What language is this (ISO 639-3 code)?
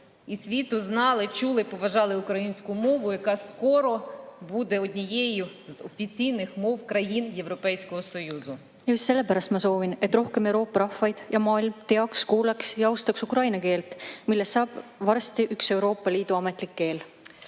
est